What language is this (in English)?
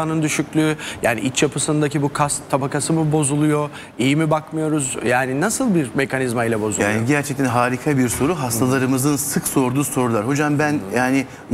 Turkish